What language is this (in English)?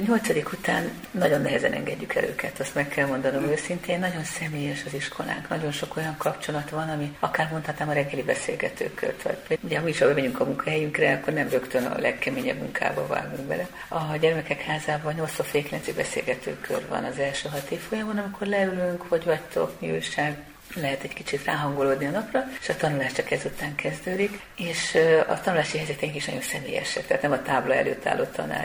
Hungarian